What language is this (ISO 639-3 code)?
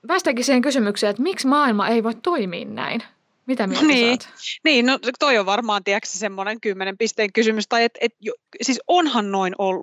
fin